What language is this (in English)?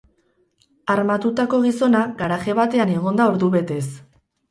Basque